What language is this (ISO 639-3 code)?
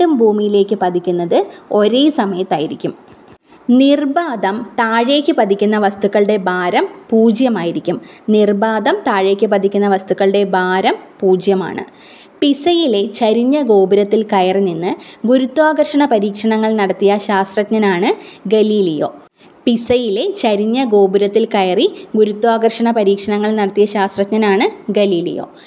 mal